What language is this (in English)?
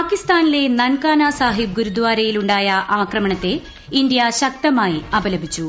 Malayalam